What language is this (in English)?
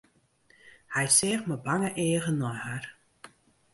Western Frisian